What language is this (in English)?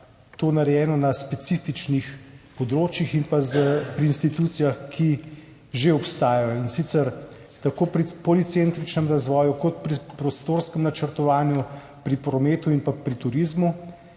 Slovenian